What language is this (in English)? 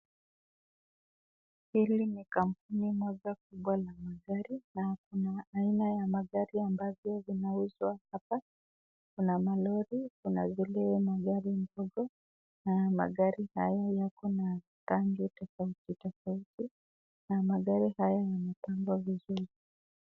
Swahili